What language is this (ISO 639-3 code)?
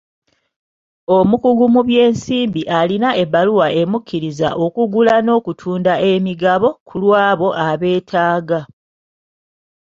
lug